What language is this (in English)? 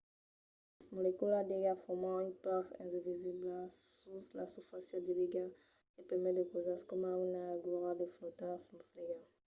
Occitan